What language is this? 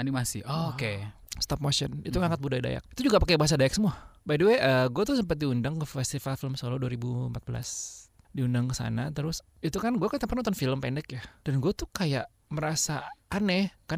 Indonesian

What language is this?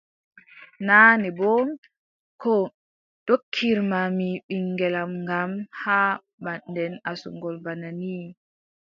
Adamawa Fulfulde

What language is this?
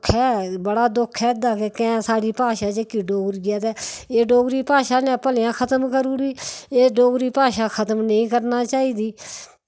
Dogri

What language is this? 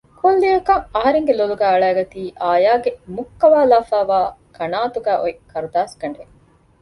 Divehi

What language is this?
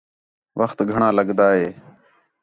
Khetrani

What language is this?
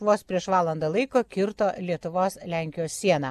Lithuanian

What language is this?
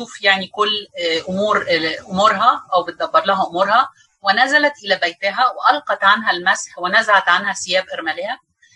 Arabic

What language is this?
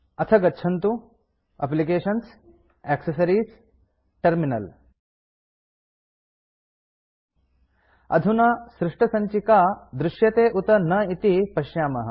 Sanskrit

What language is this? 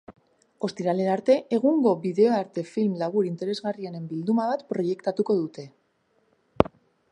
Basque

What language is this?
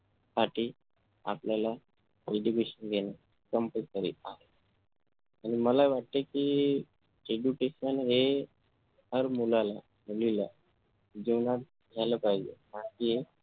Marathi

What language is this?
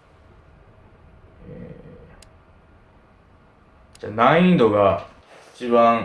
Japanese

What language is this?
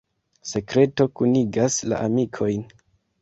Esperanto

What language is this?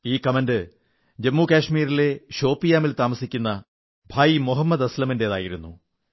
Malayalam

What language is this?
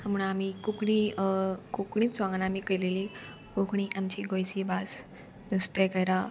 Konkani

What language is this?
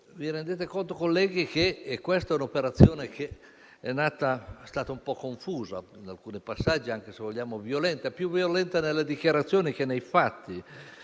Italian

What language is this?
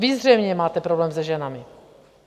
Czech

